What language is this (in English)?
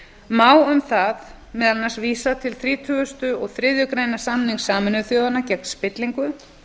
Icelandic